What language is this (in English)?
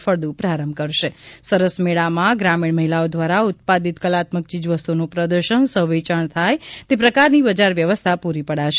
Gujarati